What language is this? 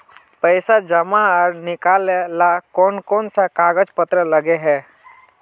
Magahi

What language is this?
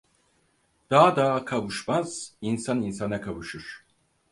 Turkish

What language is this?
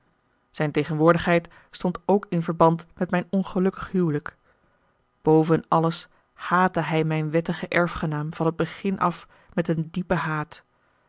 Dutch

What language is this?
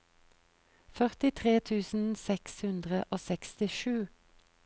Norwegian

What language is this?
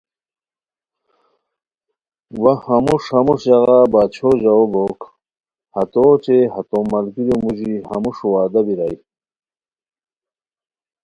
Khowar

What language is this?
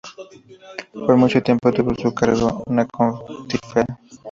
Spanish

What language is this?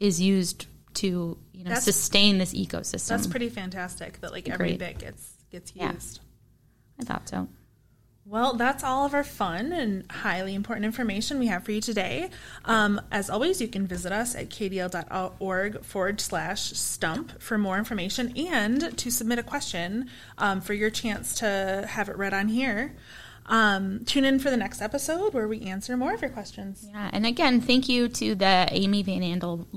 English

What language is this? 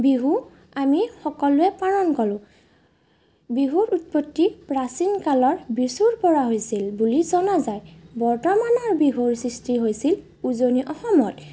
Assamese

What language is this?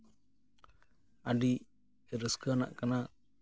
Santali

